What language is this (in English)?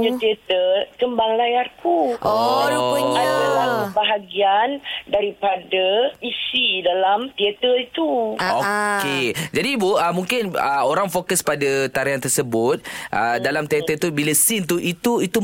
Malay